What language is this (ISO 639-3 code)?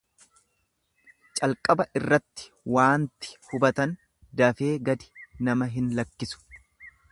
orm